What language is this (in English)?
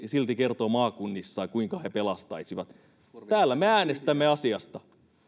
Finnish